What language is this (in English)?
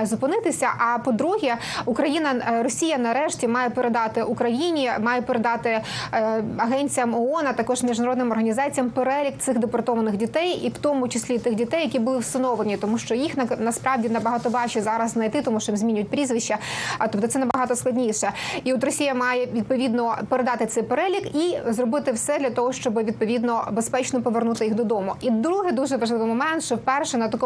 Ukrainian